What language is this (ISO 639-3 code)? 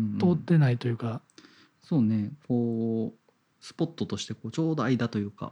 jpn